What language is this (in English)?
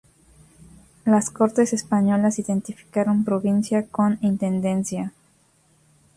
Spanish